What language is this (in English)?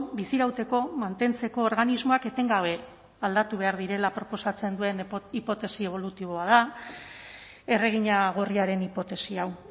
Basque